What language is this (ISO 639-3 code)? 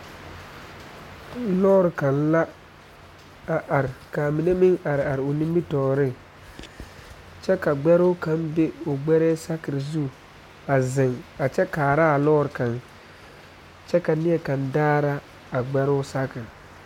dga